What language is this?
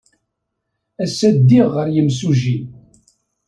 Kabyle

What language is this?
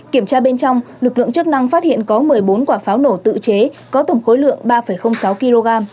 Vietnamese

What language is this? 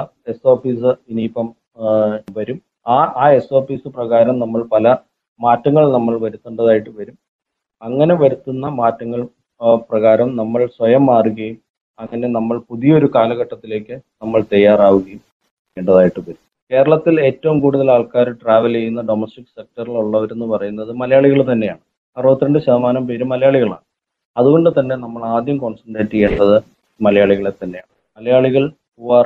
Malayalam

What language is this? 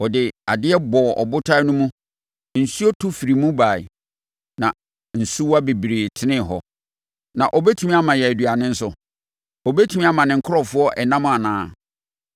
Akan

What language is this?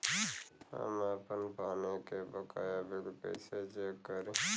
Bhojpuri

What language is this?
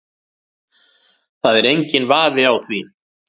Icelandic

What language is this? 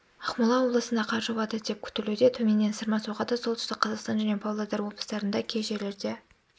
Kazakh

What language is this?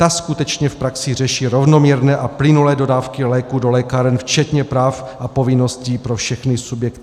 Czech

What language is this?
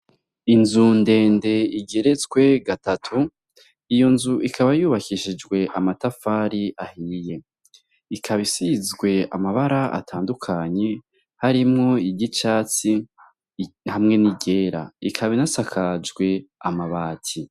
Rundi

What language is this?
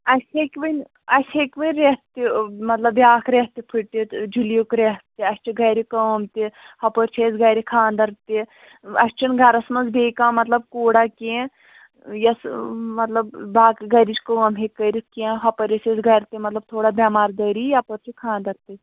Kashmiri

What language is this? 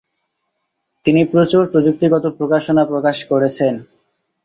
Bangla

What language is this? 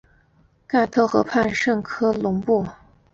Chinese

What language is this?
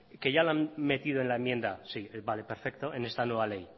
Spanish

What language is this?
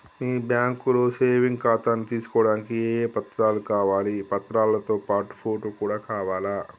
Telugu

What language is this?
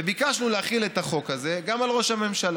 Hebrew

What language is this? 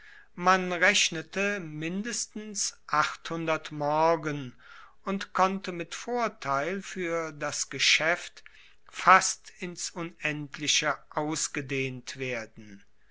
German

